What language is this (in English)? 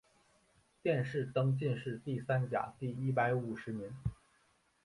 Chinese